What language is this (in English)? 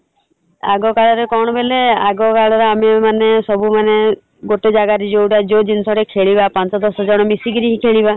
Odia